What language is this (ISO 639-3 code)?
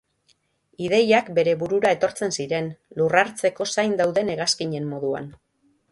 eus